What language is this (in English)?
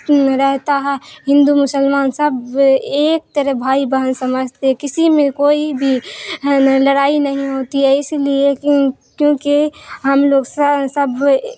Urdu